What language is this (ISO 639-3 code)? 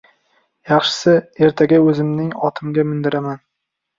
uzb